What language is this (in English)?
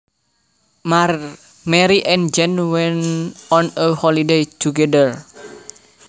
Javanese